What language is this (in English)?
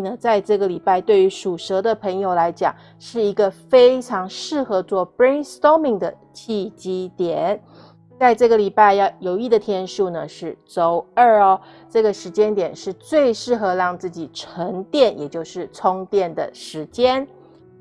Chinese